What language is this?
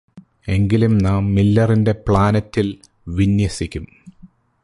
Malayalam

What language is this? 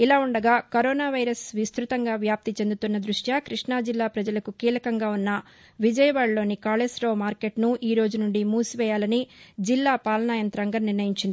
Telugu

